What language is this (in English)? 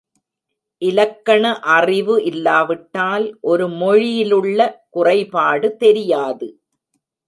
Tamil